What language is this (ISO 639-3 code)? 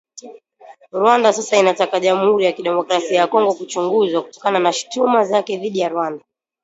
swa